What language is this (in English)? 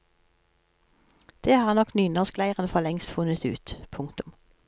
Norwegian